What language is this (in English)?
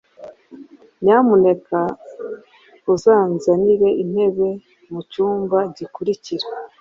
Kinyarwanda